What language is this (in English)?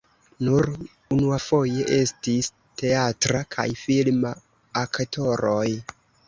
Esperanto